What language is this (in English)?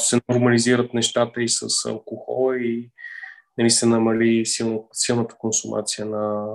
Bulgarian